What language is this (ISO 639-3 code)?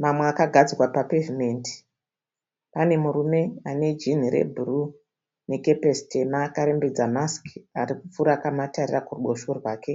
sna